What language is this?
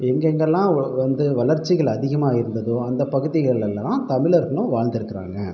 Tamil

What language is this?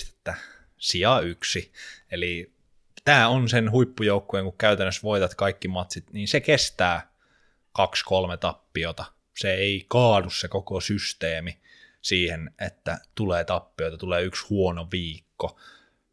Finnish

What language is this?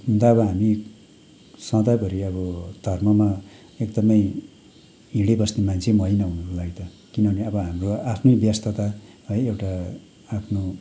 Nepali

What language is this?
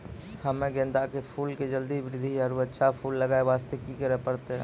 Maithili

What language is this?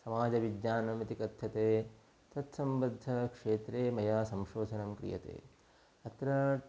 Sanskrit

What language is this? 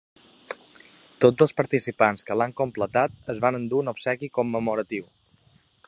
Catalan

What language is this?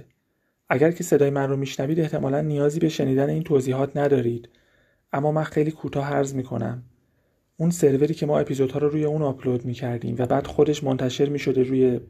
Persian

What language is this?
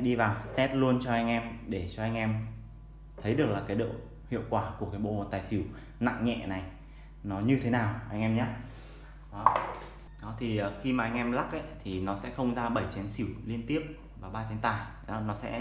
Vietnamese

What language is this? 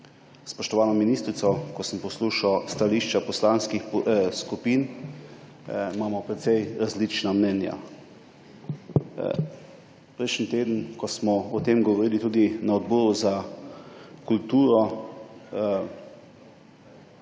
Slovenian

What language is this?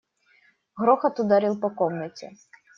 Russian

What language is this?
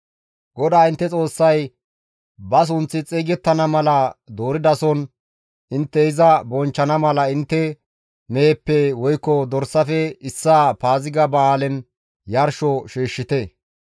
Gamo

